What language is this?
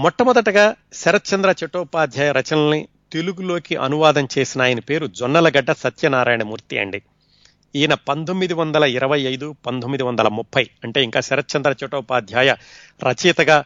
Telugu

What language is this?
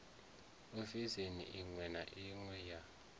Venda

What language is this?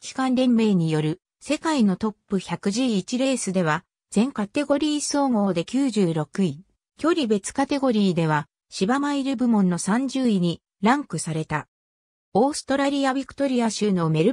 Japanese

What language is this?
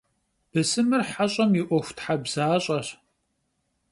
Kabardian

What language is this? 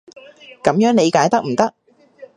Cantonese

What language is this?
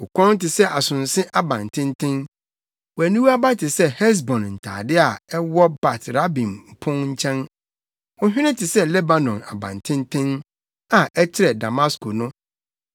Akan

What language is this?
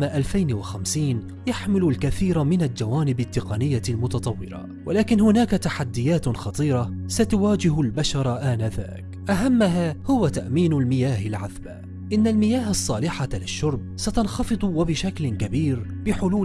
Arabic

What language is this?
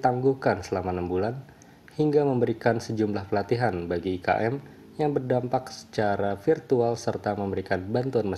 Indonesian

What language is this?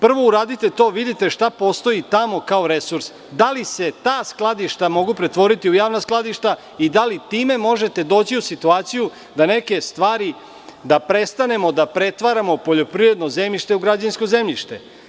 Serbian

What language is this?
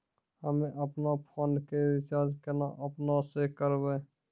Maithili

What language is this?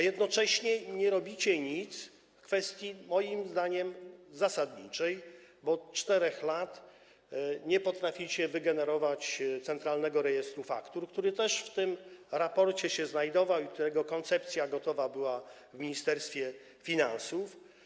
Polish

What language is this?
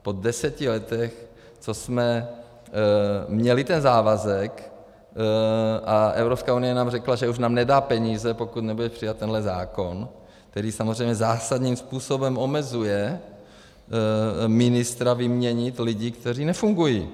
Czech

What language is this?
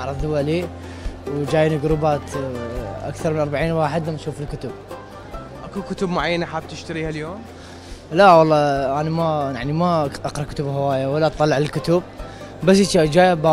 Arabic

